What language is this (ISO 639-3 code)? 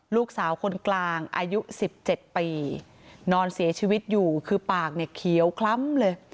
tha